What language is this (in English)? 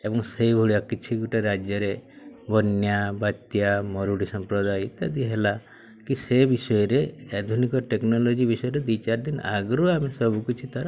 Odia